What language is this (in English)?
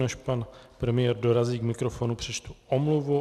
Czech